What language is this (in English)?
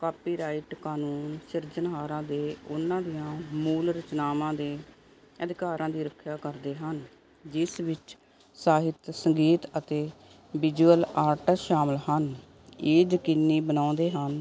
Punjabi